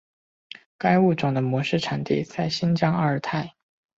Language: Chinese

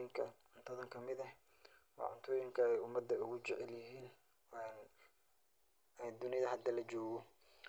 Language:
Somali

